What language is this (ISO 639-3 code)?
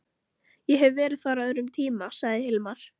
isl